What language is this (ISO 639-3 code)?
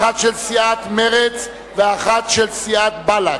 heb